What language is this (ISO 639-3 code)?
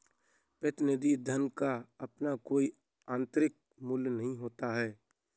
hin